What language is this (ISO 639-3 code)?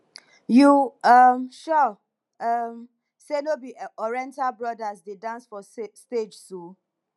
pcm